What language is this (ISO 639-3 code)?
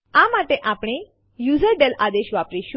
guj